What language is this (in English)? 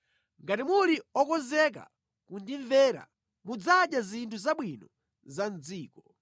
Nyanja